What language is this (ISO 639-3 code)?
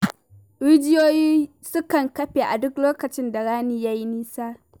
hau